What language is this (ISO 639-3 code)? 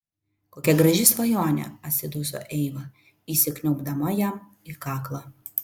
lit